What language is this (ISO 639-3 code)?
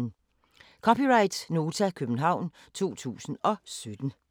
dan